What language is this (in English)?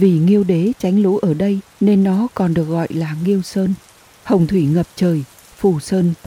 Vietnamese